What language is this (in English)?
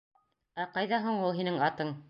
Bashkir